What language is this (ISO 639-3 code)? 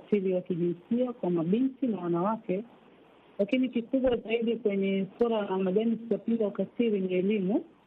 swa